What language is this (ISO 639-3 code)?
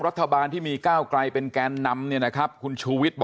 tha